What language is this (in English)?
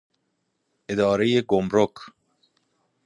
Persian